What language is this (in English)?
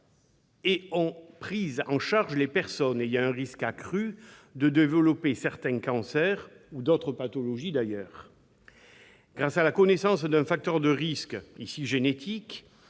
French